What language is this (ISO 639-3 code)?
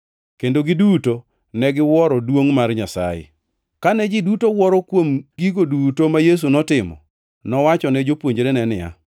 luo